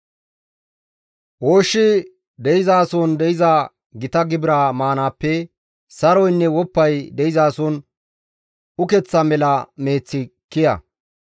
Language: Gamo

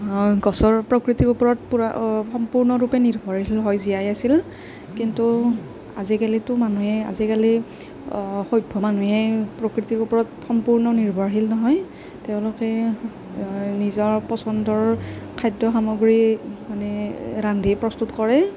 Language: Assamese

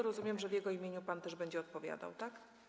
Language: Polish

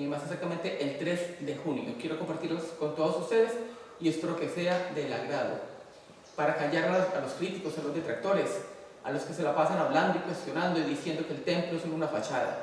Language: Spanish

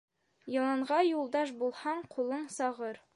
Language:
Bashkir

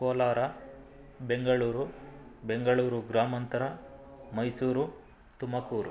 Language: Kannada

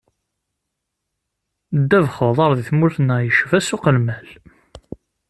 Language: Kabyle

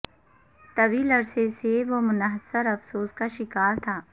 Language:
Urdu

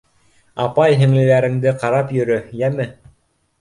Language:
Bashkir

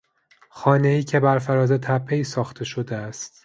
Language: Persian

